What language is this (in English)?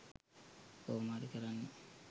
Sinhala